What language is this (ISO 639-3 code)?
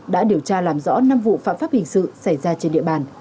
vie